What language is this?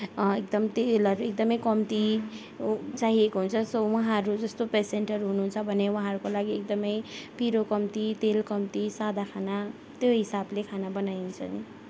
Nepali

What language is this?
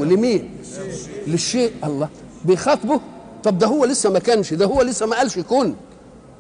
Arabic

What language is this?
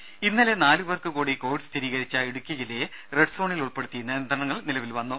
Malayalam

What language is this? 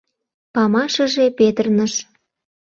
Mari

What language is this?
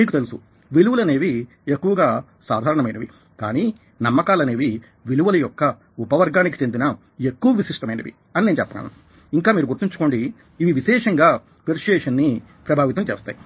Telugu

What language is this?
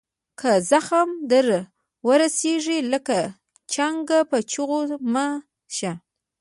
Pashto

